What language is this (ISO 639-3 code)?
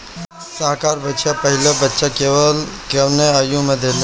bho